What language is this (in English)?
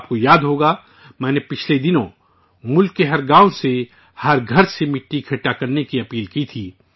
Urdu